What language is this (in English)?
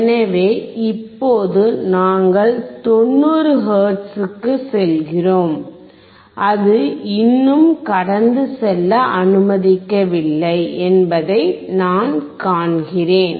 Tamil